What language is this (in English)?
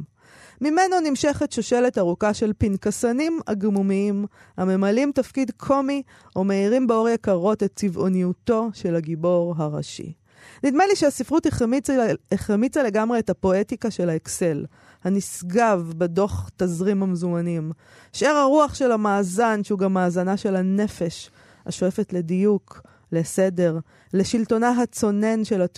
Hebrew